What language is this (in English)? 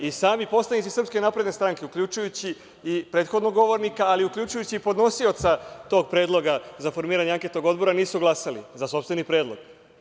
Serbian